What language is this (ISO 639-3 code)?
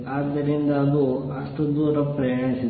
kan